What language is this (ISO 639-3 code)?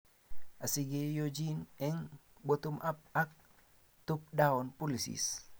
kln